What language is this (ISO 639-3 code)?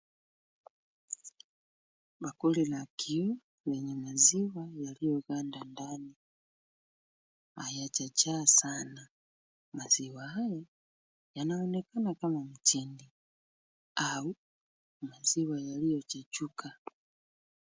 swa